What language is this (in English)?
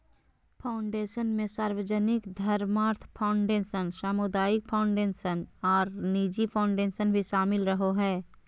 Magahi